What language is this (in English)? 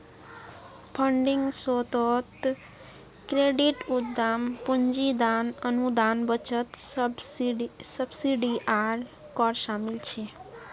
Magahi